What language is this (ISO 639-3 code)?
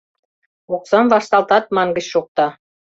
chm